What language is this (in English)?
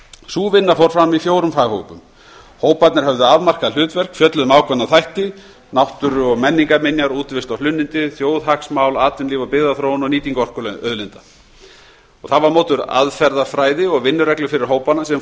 Icelandic